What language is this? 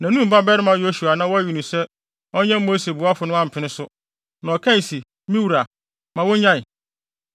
Akan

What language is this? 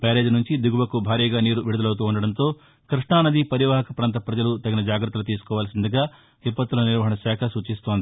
Telugu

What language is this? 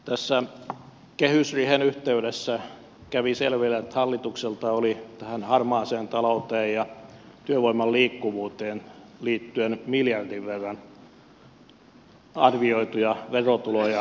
Finnish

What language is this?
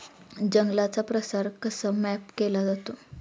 Marathi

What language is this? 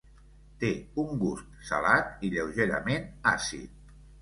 Catalan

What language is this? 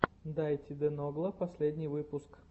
Russian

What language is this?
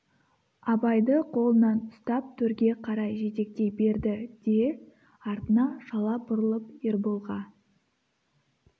Kazakh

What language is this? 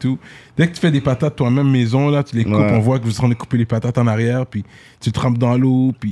French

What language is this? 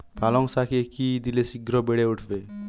Bangla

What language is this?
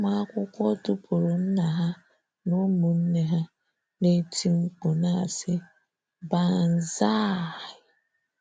Igbo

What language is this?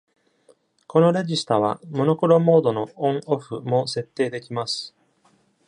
Japanese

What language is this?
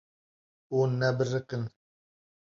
Kurdish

